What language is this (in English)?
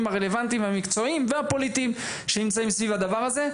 Hebrew